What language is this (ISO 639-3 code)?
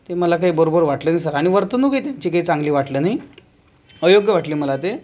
mar